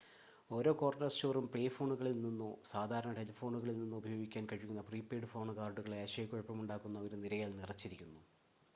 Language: Malayalam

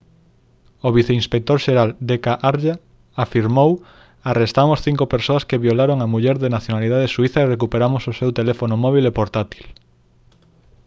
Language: Galician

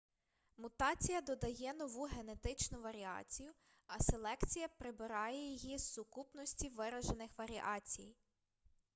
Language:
Ukrainian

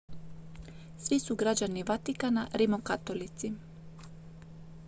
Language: Croatian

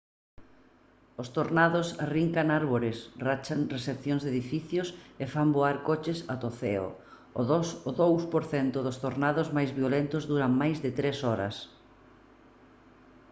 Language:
Galician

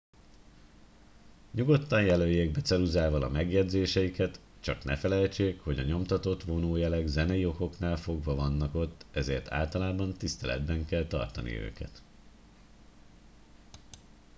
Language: Hungarian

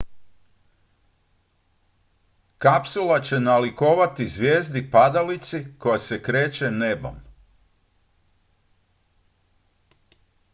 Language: Croatian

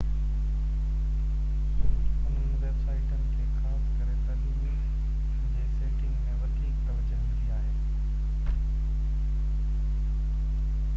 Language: Sindhi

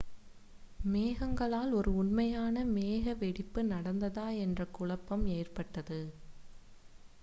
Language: Tamil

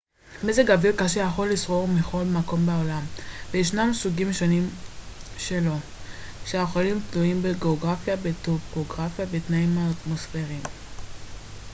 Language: Hebrew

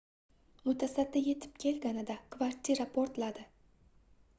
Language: Uzbek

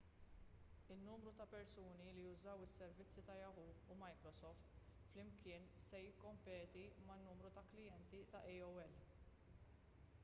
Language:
Maltese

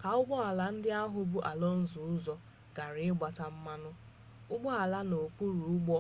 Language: Igbo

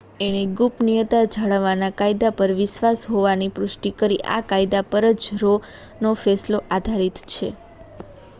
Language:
Gujarati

